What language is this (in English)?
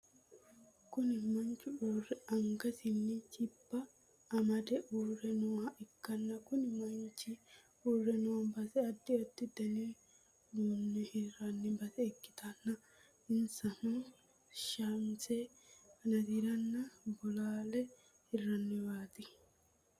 Sidamo